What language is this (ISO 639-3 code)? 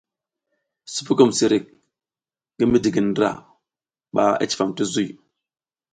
giz